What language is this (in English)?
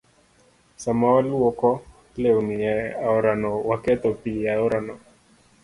Luo (Kenya and Tanzania)